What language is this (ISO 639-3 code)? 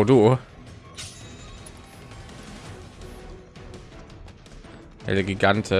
deu